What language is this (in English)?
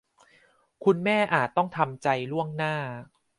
Thai